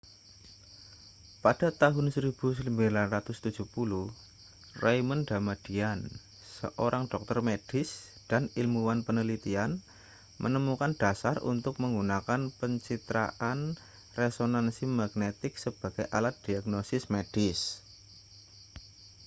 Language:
Indonesian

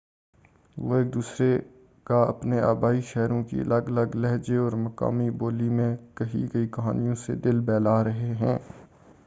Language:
Urdu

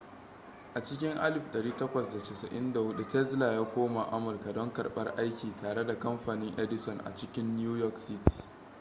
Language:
Hausa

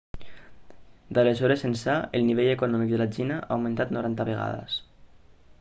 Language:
Catalan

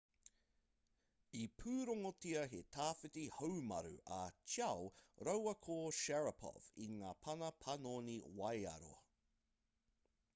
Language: Māori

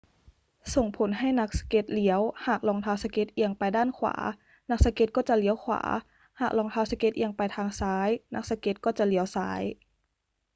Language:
Thai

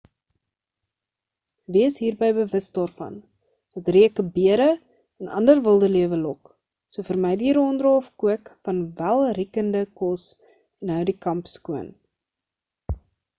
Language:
Afrikaans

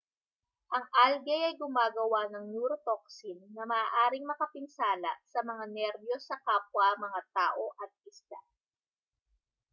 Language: Filipino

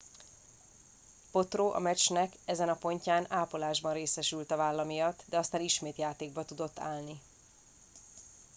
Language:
Hungarian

